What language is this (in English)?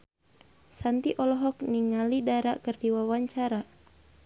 Sundanese